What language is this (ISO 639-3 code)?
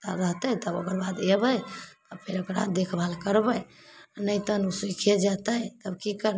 mai